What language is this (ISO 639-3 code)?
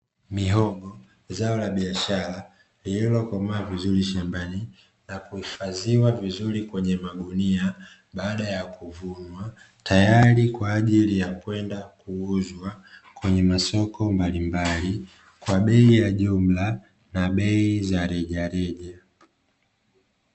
swa